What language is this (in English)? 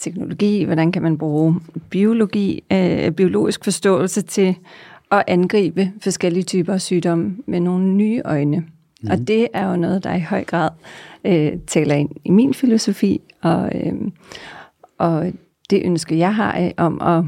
Danish